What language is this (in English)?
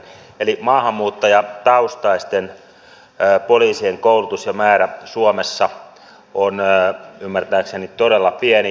Finnish